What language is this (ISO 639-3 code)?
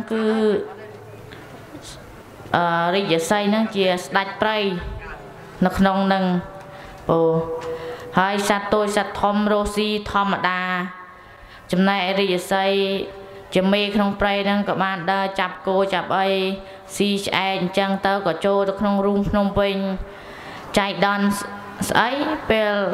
vie